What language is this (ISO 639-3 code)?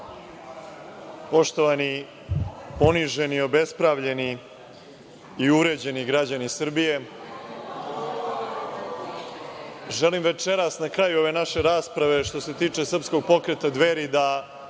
srp